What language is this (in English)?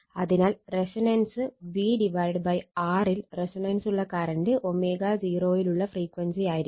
Malayalam